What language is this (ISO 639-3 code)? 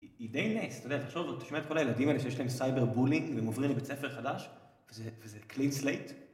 heb